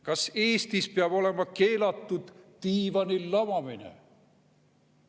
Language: Estonian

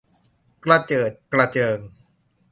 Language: Thai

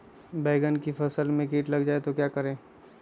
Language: Magahi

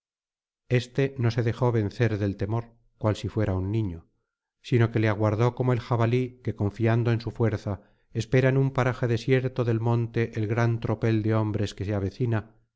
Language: Spanish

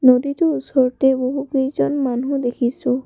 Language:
Assamese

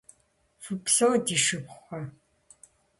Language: Kabardian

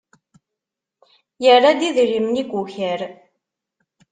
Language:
Kabyle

